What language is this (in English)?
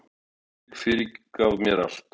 Icelandic